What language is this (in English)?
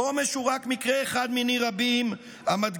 Hebrew